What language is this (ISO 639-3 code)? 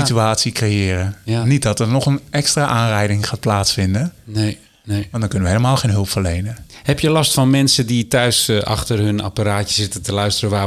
nld